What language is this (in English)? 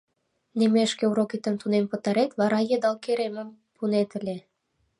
Mari